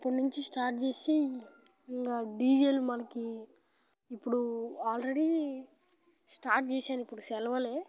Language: Telugu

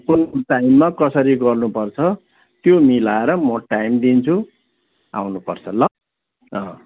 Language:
Nepali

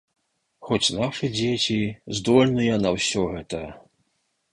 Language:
Belarusian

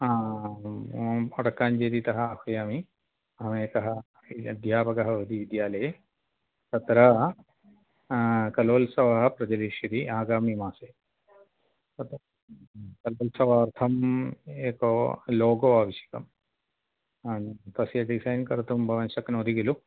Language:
Sanskrit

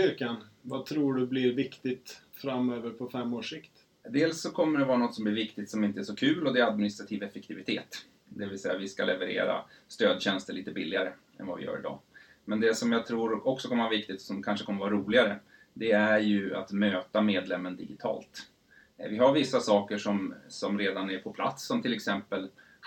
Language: Swedish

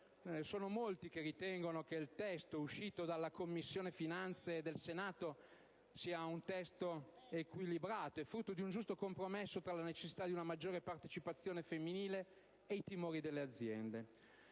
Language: Italian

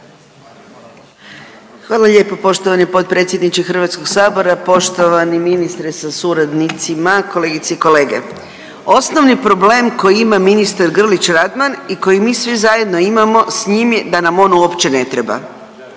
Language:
Croatian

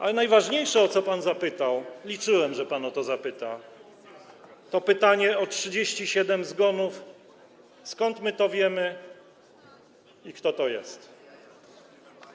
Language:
Polish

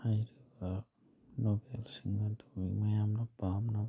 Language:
Manipuri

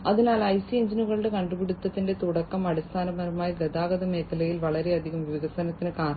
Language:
Malayalam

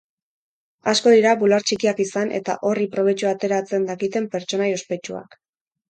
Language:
Basque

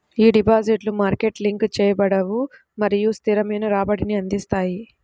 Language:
Telugu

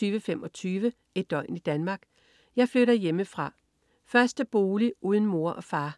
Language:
Danish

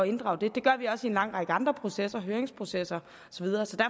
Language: Danish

